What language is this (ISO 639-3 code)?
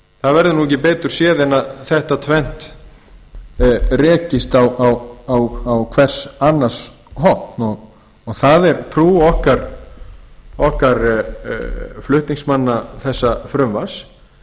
isl